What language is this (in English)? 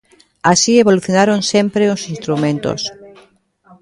Galician